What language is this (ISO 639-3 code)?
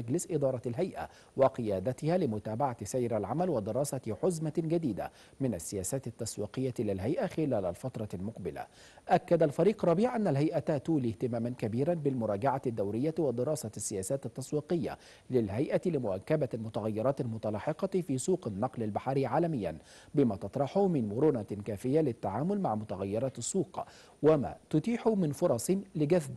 ara